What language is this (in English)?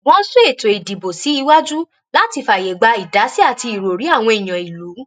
Yoruba